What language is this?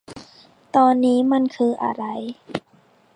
Thai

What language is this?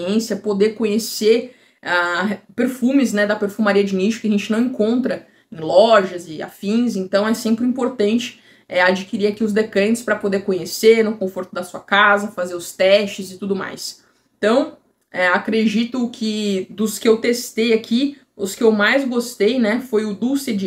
Portuguese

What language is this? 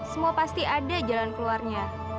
Indonesian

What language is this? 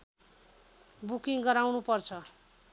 Nepali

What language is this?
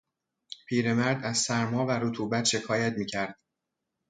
Persian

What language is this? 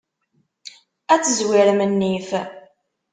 Kabyle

